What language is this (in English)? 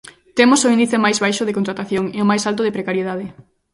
Galician